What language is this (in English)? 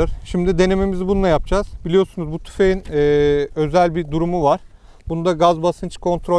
Turkish